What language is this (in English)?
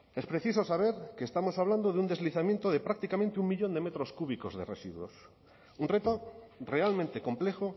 Spanish